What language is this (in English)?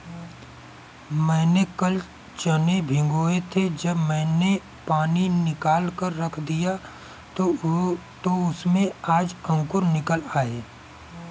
Hindi